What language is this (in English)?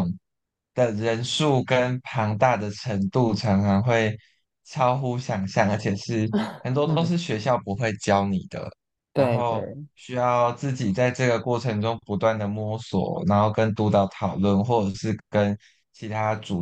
Chinese